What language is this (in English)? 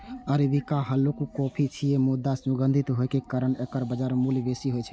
Maithili